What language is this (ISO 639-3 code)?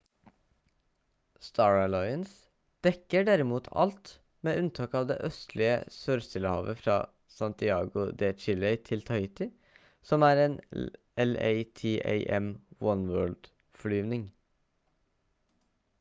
nob